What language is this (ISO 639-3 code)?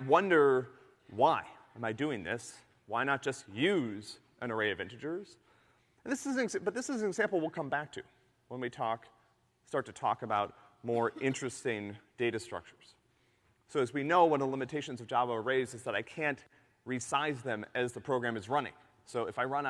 eng